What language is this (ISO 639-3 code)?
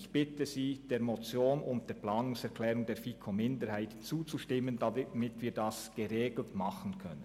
gsw